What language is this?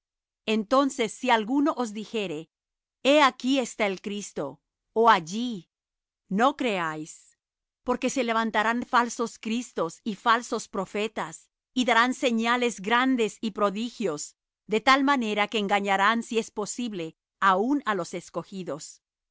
Spanish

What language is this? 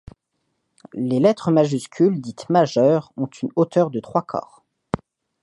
French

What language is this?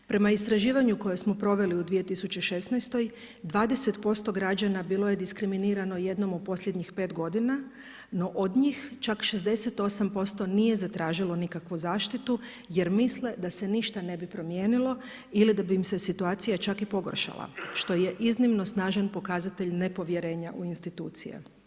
Croatian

